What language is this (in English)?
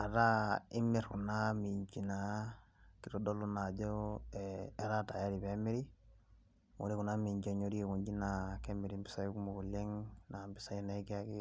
Masai